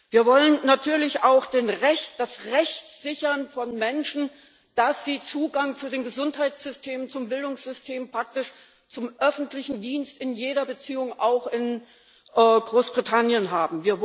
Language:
German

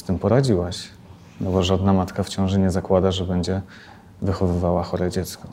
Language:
Polish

